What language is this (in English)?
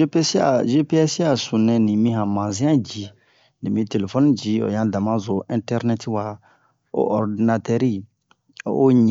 Bomu